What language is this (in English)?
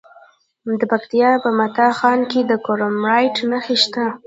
Pashto